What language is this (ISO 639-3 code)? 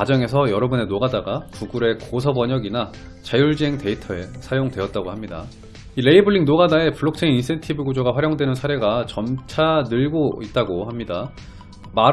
kor